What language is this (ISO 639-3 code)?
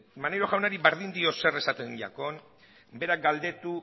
eus